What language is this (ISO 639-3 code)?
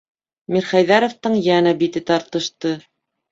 bak